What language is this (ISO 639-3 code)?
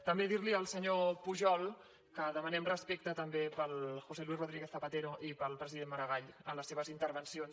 cat